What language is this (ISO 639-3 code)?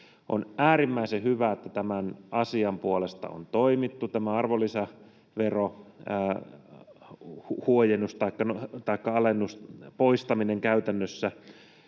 fin